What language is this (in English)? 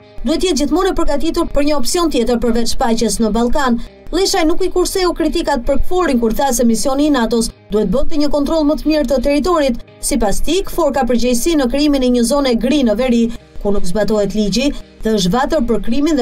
Romanian